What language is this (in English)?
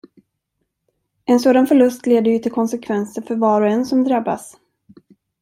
Swedish